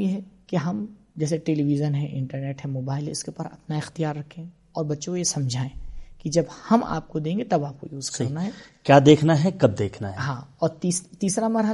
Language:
Urdu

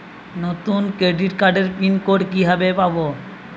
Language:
Bangla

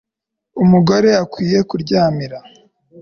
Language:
Kinyarwanda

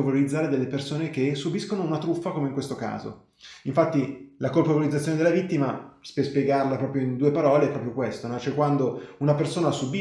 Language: Italian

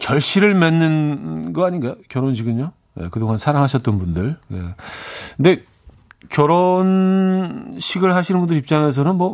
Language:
Korean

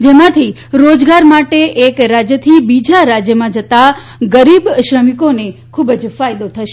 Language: Gujarati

